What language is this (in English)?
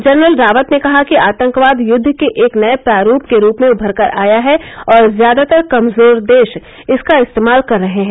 Hindi